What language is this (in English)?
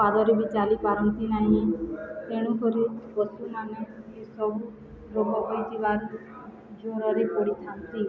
Odia